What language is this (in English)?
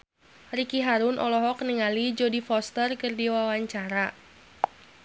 Sundanese